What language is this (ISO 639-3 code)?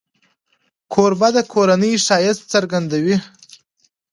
pus